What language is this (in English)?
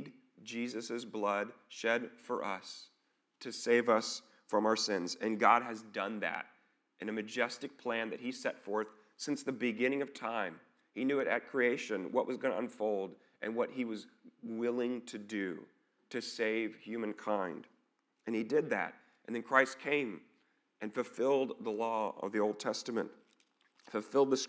English